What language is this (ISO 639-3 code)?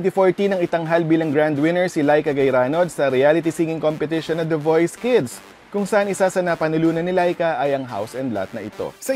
fil